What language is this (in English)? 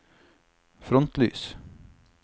Norwegian